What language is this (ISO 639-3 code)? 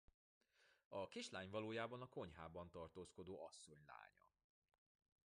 hun